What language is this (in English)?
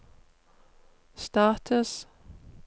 Norwegian